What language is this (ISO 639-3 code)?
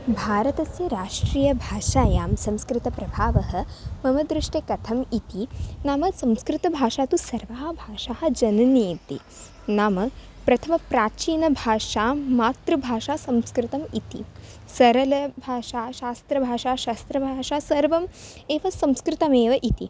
san